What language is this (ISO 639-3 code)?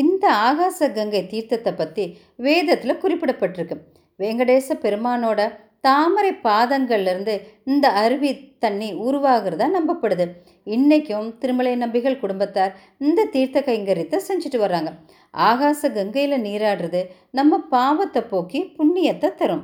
tam